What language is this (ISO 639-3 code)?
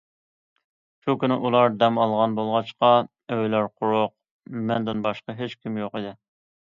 uig